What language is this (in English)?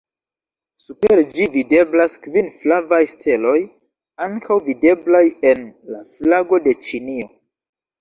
Esperanto